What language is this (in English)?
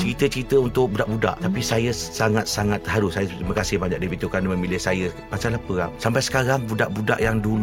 Malay